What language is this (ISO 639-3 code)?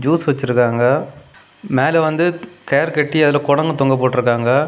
tam